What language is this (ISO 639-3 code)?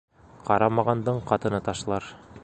bak